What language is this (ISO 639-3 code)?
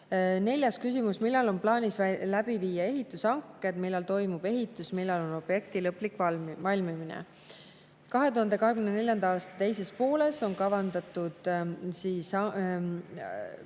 est